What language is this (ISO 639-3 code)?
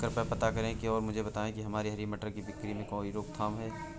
hin